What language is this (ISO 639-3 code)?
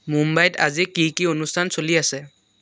asm